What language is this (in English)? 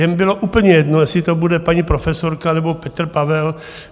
Czech